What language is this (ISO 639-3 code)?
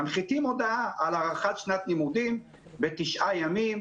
heb